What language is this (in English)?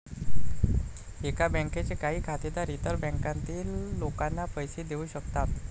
Marathi